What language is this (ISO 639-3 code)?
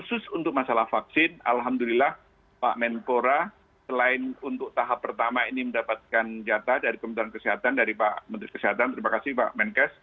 ind